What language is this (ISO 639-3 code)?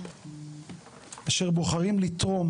heb